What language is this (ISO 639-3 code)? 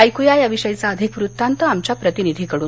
mar